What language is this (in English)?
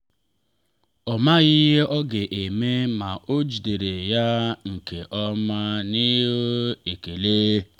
Igbo